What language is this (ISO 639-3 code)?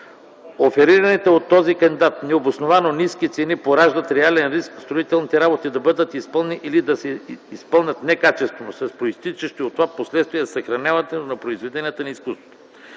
bul